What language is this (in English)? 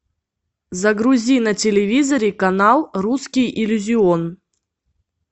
Russian